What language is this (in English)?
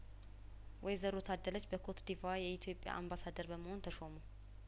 Amharic